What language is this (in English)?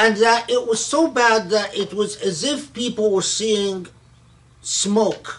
English